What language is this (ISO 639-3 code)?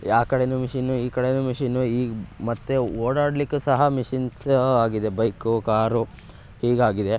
kan